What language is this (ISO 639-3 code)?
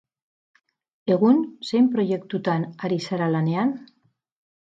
eus